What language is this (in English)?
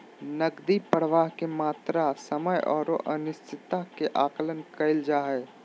Magahi